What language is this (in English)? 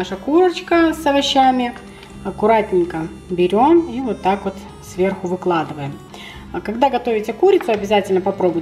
Russian